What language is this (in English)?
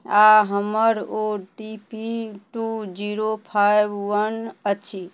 Maithili